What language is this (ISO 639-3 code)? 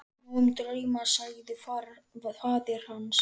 isl